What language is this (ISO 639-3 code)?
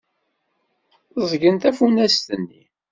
kab